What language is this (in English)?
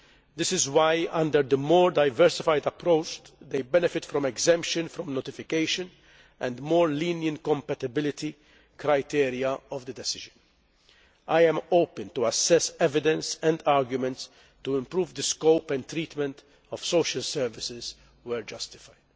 English